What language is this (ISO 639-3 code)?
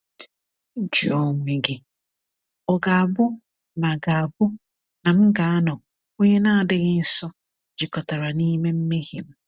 ibo